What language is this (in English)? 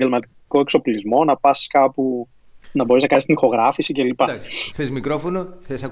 Greek